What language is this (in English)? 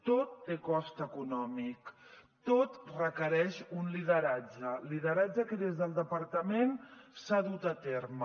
Catalan